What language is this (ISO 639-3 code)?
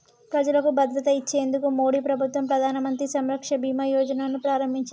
tel